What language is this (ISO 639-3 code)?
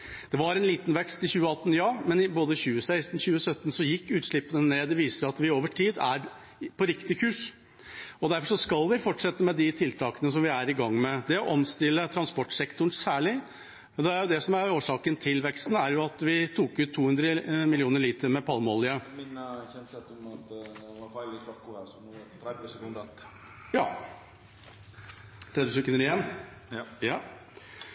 nor